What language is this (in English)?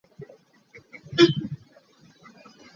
Hakha Chin